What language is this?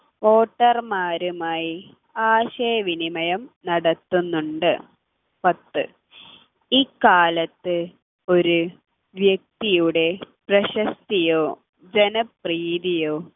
Malayalam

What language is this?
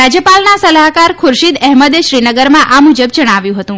Gujarati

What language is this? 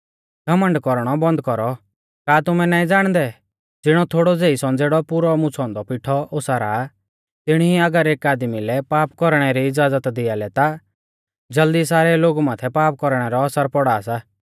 Mahasu Pahari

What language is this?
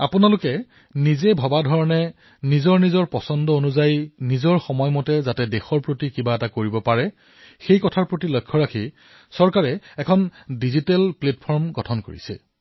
Assamese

